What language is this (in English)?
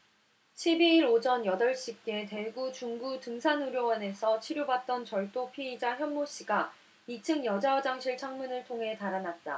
Korean